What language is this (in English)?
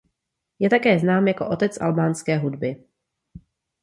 Czech